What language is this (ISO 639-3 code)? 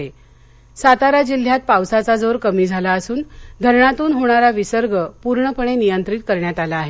mar